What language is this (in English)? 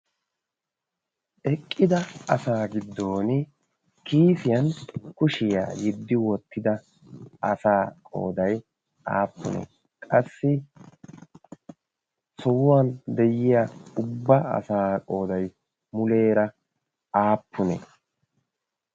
Wolaytta